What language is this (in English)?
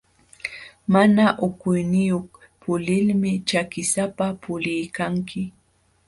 Jauja Wanca Quechua